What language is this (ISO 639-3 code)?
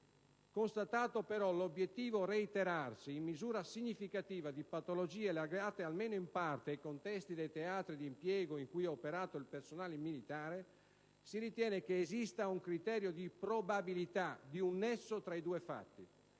ita